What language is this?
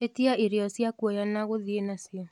Kikuyu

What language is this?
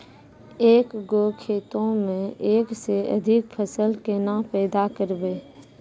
Maithili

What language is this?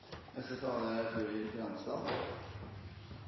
Norwegian Nynorsk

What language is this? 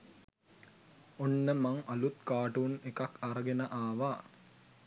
Sinhala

